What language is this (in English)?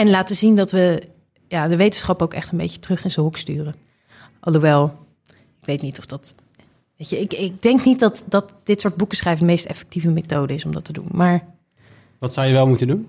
Dutch